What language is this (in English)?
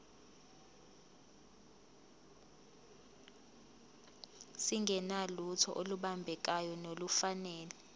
Zulu